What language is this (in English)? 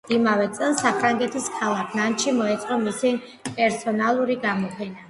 Georgian